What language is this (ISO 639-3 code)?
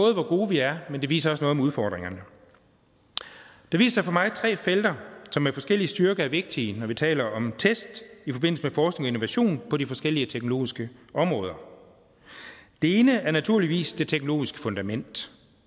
dan